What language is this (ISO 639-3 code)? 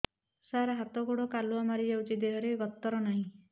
ori